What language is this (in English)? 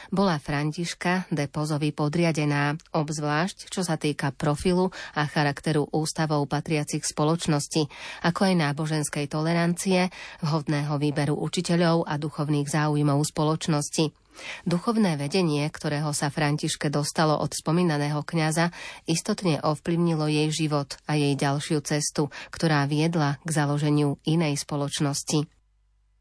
Slovak